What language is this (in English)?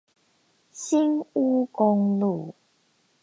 Chinese